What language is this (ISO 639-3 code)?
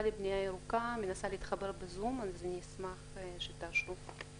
heb